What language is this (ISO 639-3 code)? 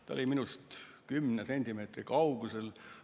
est